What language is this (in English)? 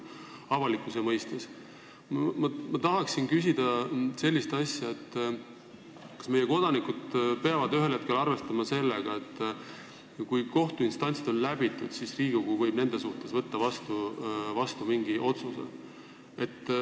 Estonian